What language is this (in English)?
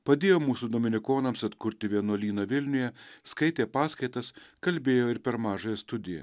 Lithuanian